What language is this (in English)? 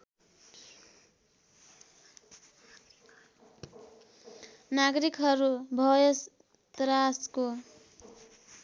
Nepali